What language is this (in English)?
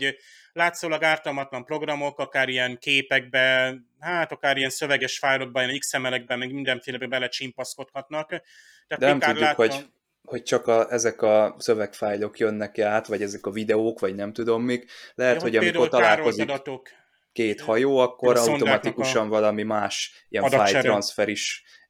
Hungarian